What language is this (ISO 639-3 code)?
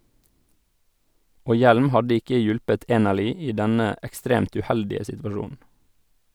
nor